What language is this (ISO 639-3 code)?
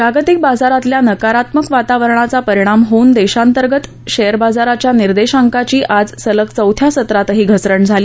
mar